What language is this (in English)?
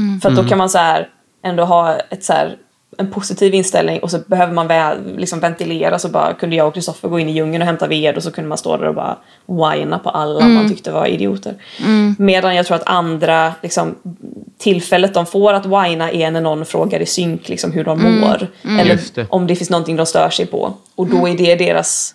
Swedish